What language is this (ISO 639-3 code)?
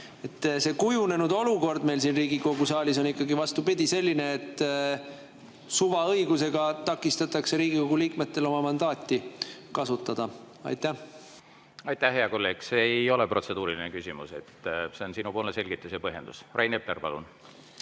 est